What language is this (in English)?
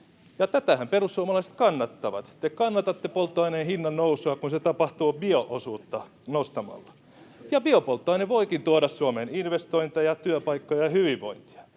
Finnish